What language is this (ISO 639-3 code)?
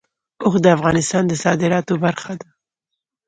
pus